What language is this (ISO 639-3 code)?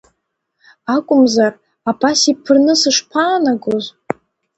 abk